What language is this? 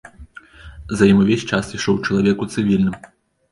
Belarusian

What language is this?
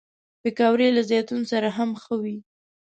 Pashto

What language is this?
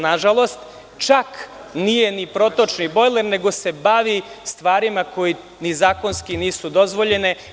Serbian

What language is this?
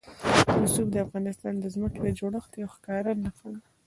Pashto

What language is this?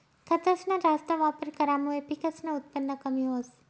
Marathi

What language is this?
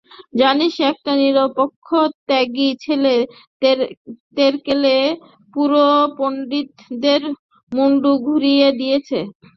Bangla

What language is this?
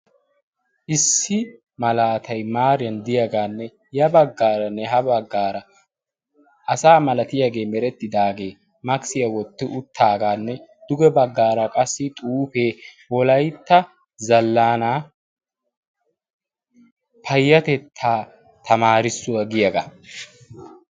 Wolaytta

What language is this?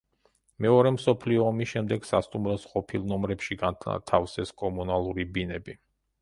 Georgian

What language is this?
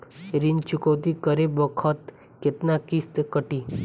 Bhojpuri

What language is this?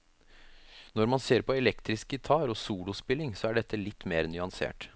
Norwegian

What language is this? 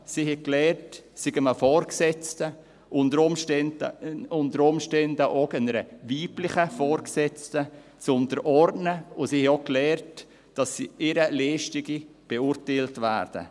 Swiss German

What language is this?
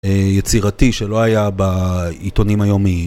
Hebrew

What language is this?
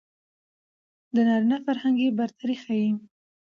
Pashto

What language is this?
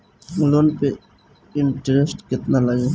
Bhojpuri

